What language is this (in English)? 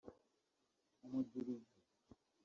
Kinyarwanda